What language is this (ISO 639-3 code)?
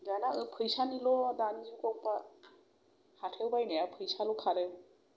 brx